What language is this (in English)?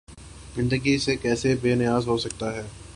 Urdu